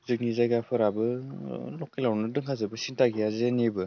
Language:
Bodo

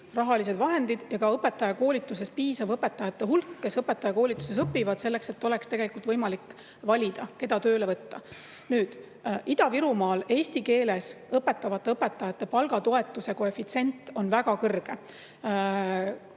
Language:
Estonian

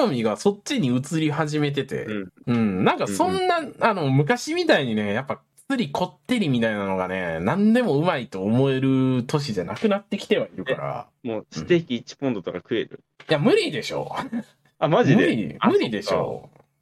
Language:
Japanese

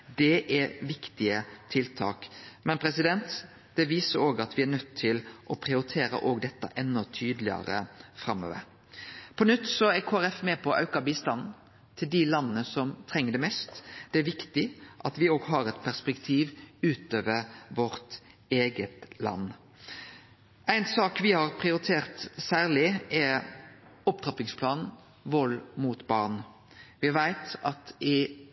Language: Norwegian Nynorsk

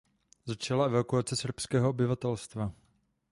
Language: Czech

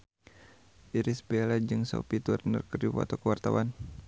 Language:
Sundanese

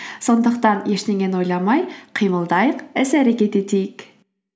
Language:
Kazakh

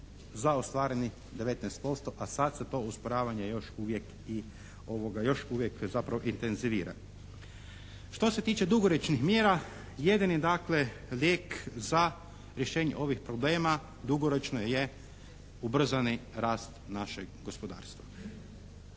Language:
Croatian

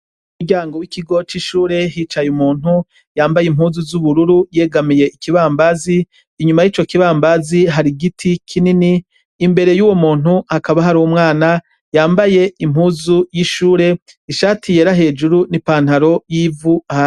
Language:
Rundi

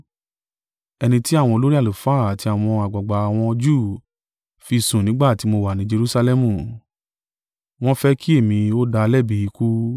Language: Yoruba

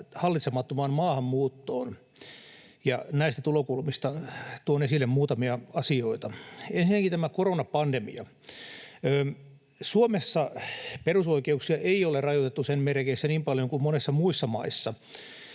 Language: Finnish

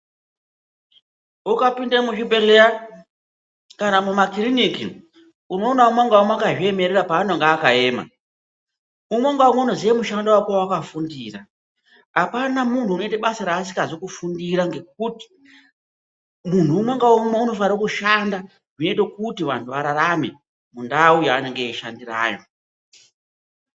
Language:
Ndau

